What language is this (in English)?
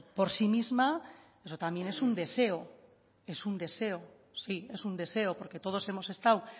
Spanish